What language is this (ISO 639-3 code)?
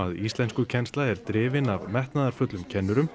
isl